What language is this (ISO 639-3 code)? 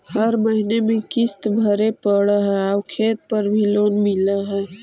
mag